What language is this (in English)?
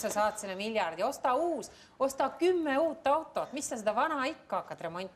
Finnish